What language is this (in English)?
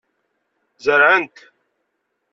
Kabyle